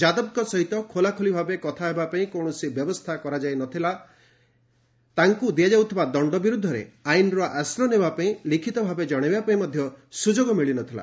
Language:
Odia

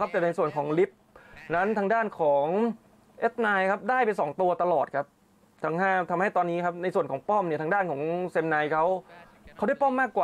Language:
Thai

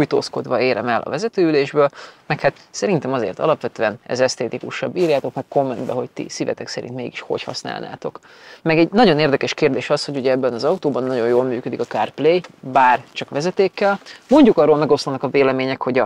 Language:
Hungarian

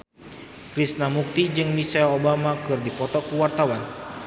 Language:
Sundanese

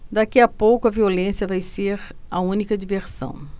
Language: Portuguese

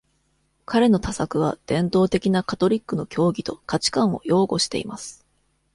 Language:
Japanese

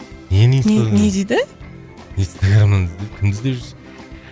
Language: Kazakh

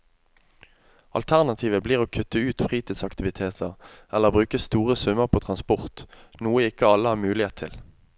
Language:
Norwegian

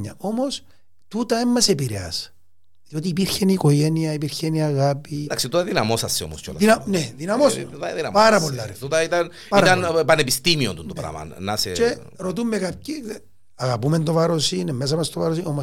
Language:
Greek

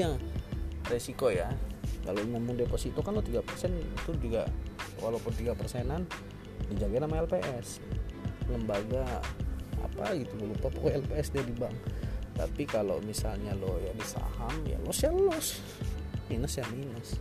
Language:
Indonesian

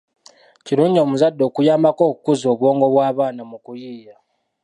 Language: Ganda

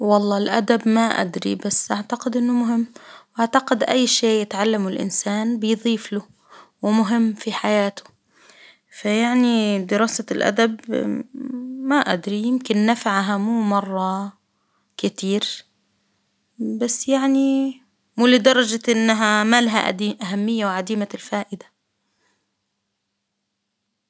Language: Hijazi Arabic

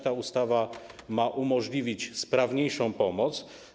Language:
Polish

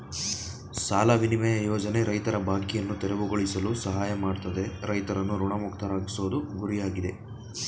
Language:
Kannada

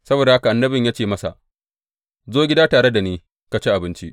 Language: Hausa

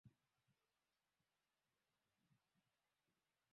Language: Swahili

